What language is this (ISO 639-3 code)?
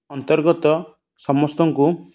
ori